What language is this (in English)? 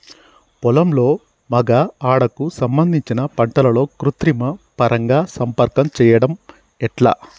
Telugu